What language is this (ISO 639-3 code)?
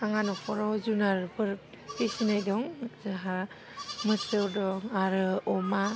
brx